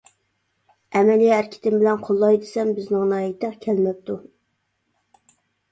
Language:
Uyghur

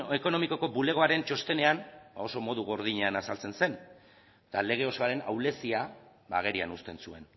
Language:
Basque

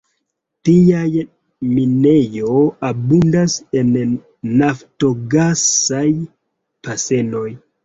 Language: Esperanto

